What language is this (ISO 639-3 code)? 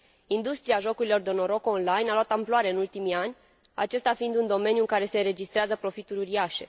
ron